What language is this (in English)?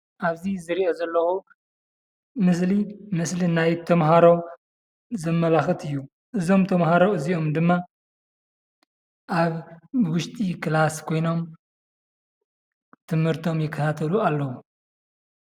Tigrinya